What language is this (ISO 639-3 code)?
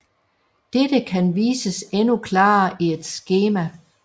dan